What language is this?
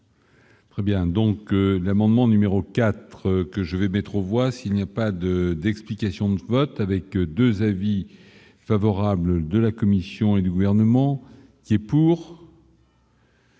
French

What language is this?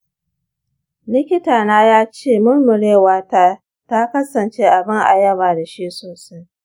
Hausa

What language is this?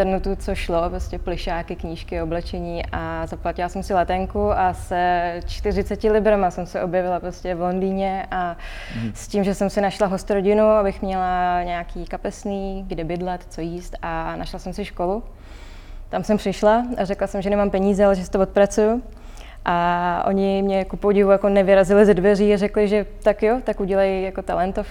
Czech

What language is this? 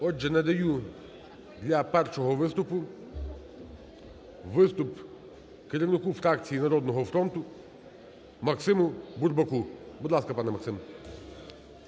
Ukrainian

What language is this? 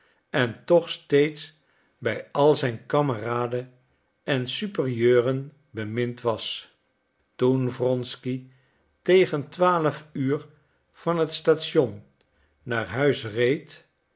Dutch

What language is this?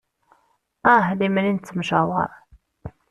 Kabyle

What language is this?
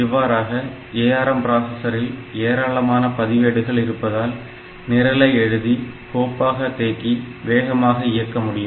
Tamil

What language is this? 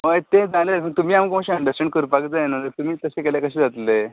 Konkani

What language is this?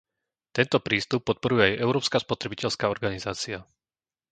Slovak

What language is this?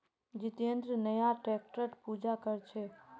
Magahi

